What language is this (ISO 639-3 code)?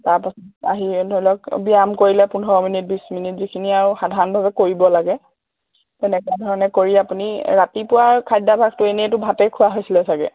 asm